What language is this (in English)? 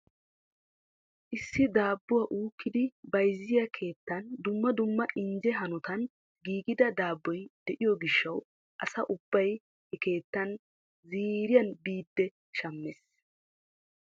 Wolaytta